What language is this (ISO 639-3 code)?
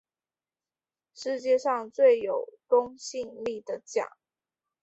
zho